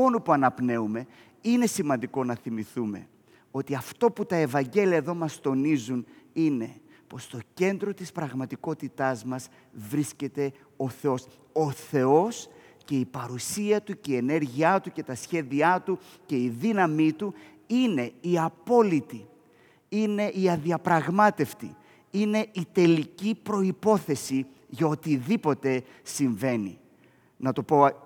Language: Greek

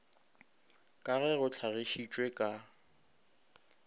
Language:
Northern Sotho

